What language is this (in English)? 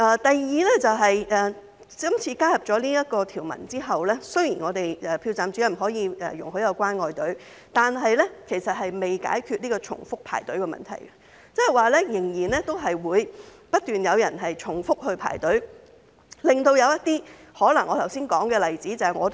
Cantonese